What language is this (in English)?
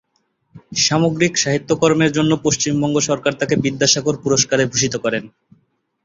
Bangla